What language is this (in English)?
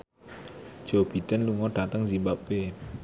Javanese